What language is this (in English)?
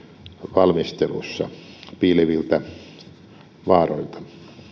Finnish